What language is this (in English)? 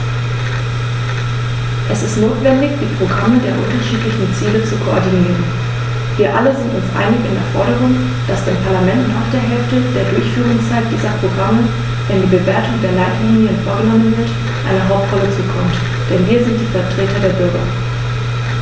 German